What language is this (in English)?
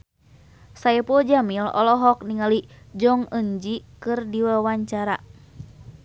Sundanese